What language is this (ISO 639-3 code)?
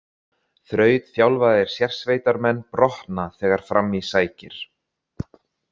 isl